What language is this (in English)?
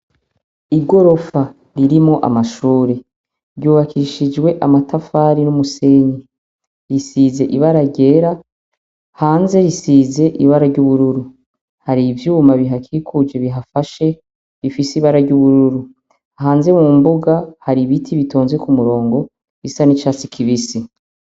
Rundi